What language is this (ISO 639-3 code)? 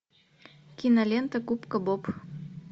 rus